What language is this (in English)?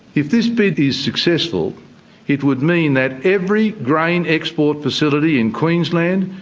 English